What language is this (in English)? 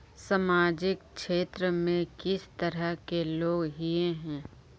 Magahi